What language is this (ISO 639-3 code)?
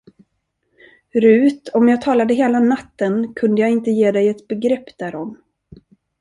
swe